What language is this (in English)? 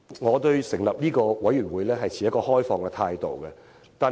Cantonese